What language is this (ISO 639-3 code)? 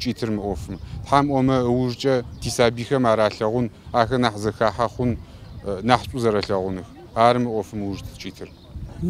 ara